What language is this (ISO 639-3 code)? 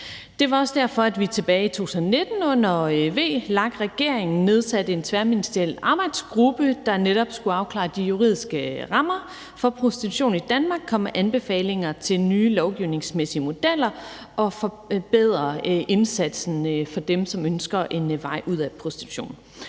dan